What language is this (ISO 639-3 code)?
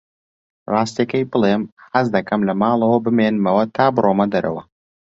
ckb